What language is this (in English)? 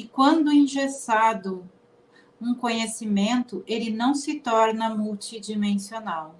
Portuguese